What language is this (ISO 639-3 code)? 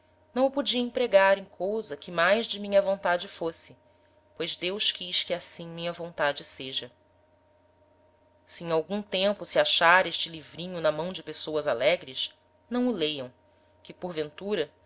por